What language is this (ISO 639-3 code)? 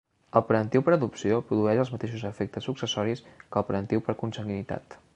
cat